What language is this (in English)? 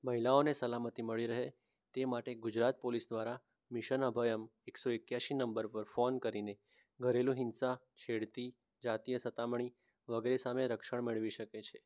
Gujarati